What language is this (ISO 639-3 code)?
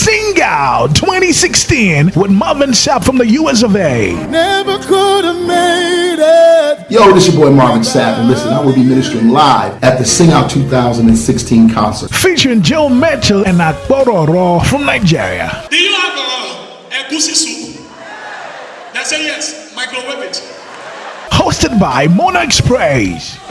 eng